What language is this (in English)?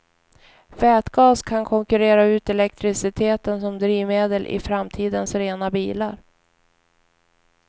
Swedish